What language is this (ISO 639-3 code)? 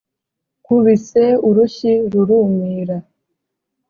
kin